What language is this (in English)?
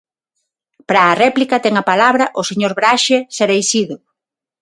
Galician